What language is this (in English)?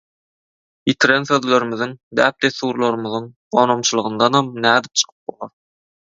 Turkmen